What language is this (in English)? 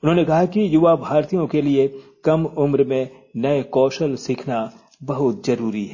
Hindi